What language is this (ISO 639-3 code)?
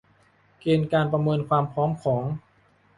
tha